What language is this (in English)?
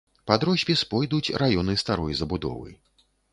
Belarusian